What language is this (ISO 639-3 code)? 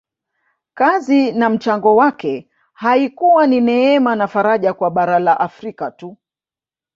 swa